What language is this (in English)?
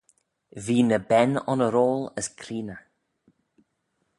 Manx